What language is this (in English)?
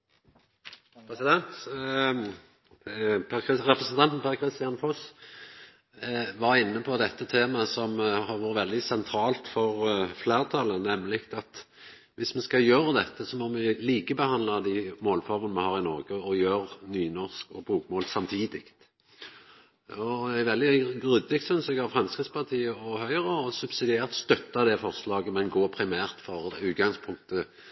Norwegian